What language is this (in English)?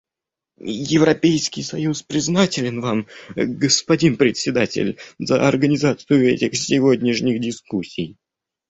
Russian